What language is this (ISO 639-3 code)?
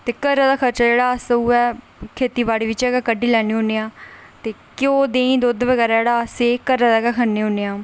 doi